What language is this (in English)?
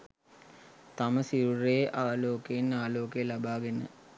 Sinhala